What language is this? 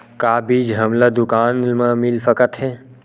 Chhattisgarhi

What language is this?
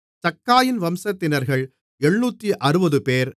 Tamil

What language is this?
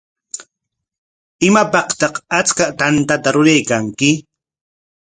Corongo Ancash Quechua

